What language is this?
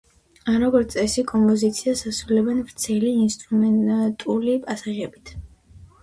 Georgian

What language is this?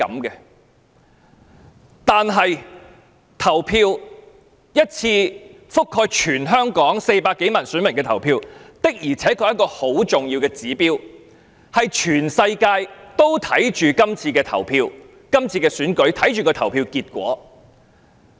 Cantonese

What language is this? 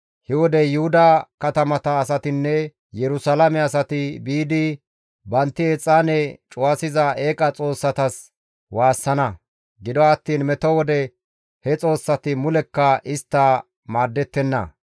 Gamo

